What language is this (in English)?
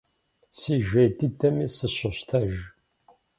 Kabardian